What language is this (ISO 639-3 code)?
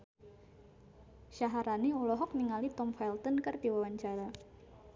sun